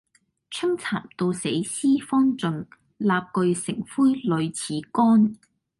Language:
Cantonese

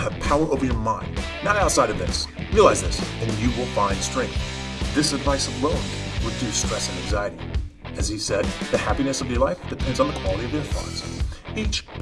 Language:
English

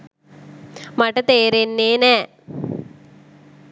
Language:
Sinhala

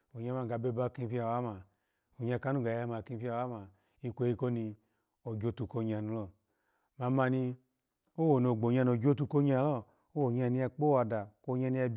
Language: Alago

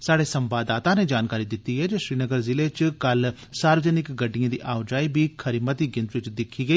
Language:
Dogri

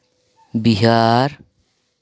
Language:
Santali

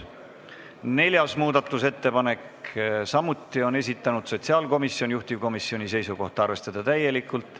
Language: Estonian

